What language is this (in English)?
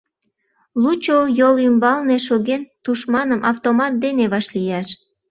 Mari